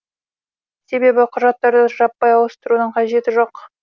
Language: Kazakh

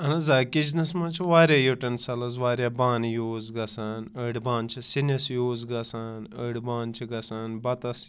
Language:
Kashmiri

